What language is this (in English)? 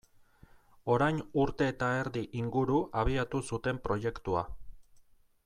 Basque